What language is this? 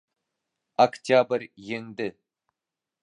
Bashkir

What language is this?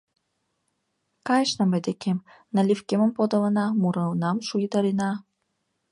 Mari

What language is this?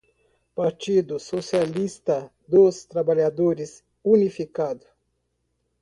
Portuguese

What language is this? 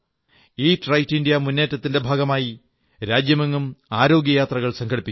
Malayalam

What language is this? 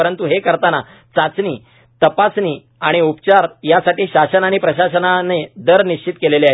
Marathi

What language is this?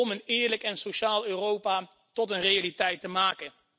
Dutch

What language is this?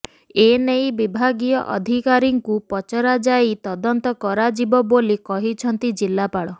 Odia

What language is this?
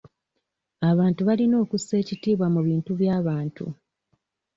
Ganda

